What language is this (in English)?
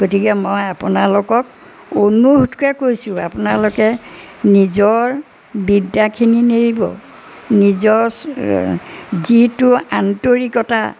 Assamese